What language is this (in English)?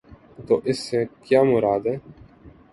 Urdu